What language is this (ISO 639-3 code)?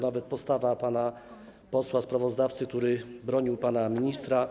pol